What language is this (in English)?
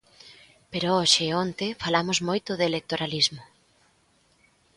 Galician